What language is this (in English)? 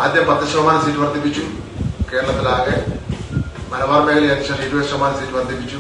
Malayalam